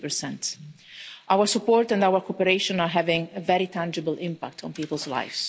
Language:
English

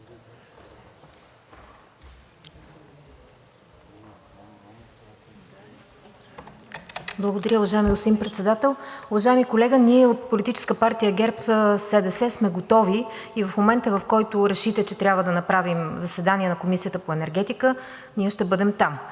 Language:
Bulgarian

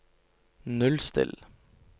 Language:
Norwegian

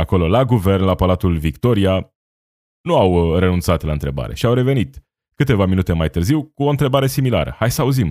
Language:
Romanian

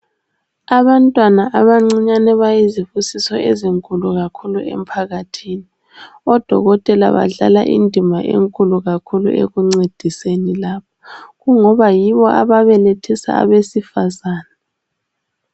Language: North Ndebele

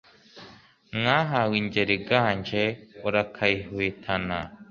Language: Kinyarwanda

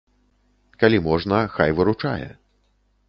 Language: Belarusian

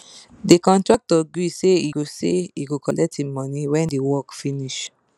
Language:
Nigerian Pidgin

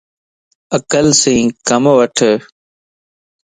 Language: Lasi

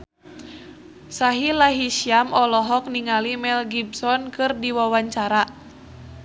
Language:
Sundanese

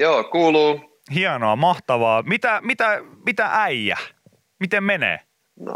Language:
Finnish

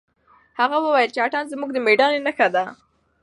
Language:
Pashto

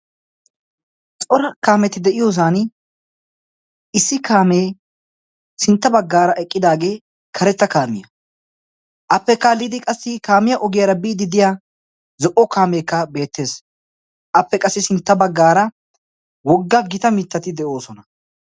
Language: Wolaytta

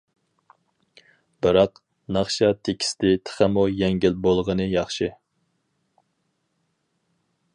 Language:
Uyghur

